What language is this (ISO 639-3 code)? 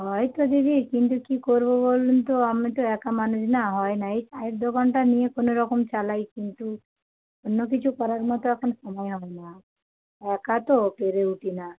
ben